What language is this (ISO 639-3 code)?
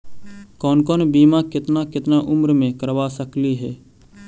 mag